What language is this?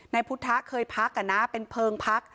Thai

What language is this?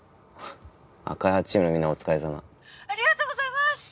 Japanese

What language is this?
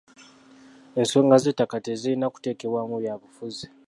Ganda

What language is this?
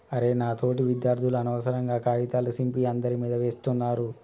Telugu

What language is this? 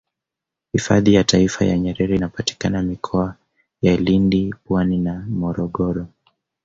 Swahili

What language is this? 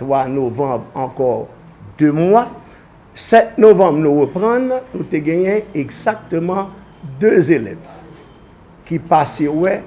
French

